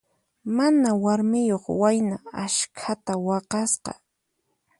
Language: Puno Quechua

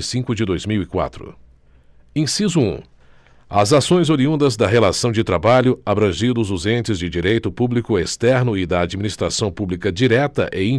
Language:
Portuguese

